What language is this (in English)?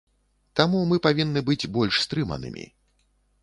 Belarusian